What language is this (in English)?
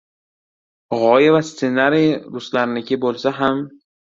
Uzbek